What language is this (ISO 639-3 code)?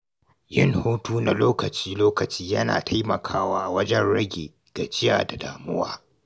hau